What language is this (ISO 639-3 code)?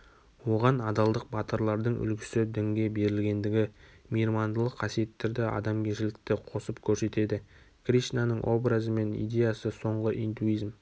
kaz